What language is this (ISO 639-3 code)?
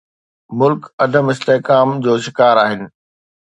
snd